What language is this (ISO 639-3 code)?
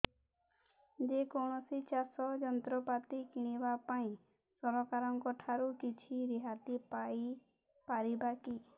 ori